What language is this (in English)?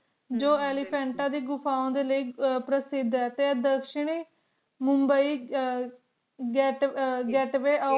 Punjabi